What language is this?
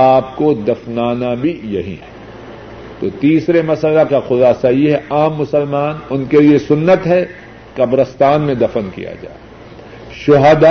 Urdu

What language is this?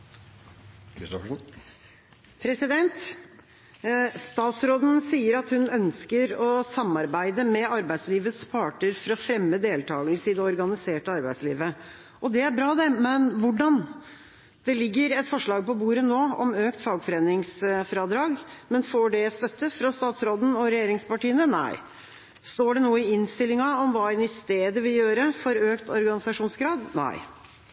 Norwegian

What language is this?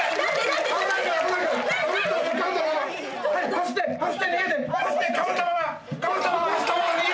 Japanese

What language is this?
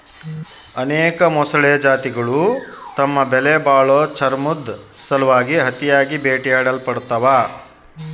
Kannada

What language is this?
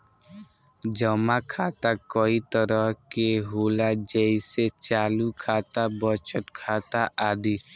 Bhojpuri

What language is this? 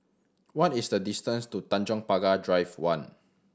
English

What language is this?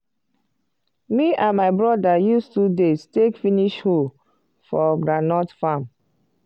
Nigerian Pidgin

